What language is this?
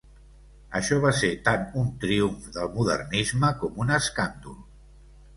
Catalan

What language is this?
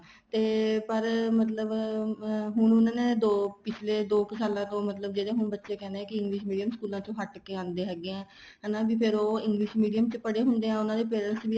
Punjabi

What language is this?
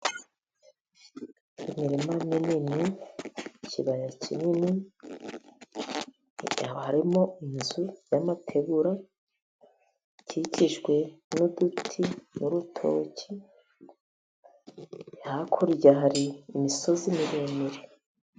Kinyarwanda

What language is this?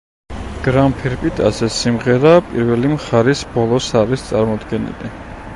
Georgian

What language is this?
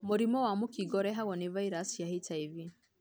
Kikuyu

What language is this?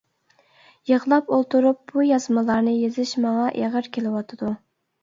Uyghur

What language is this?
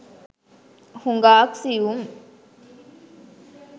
Sinhala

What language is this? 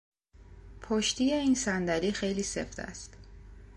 Persian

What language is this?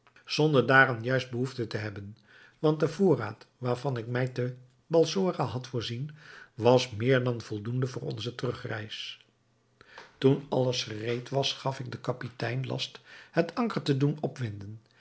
Dutch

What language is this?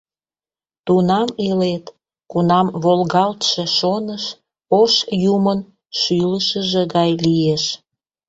Mari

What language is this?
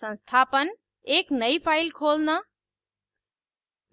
Hindi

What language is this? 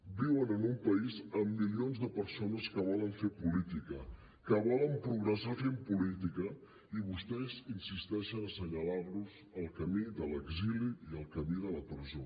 Catalan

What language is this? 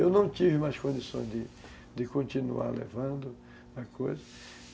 Portuguese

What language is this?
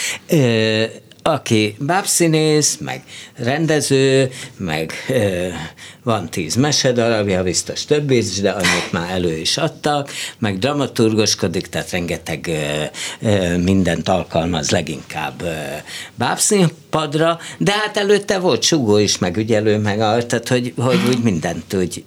Hungarian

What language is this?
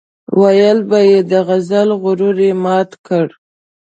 Pashto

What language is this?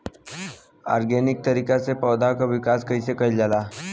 Bhojpuri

